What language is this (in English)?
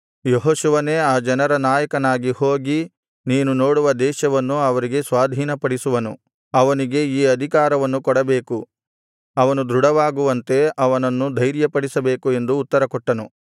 Kannada